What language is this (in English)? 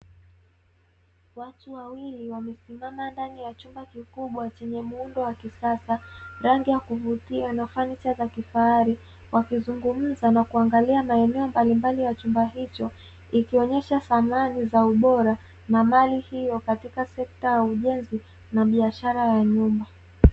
Swahili